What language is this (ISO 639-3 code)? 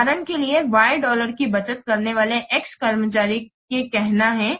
hin